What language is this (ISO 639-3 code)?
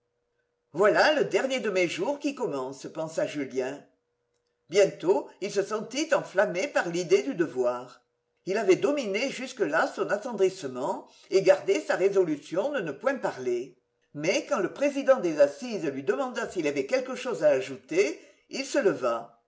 fra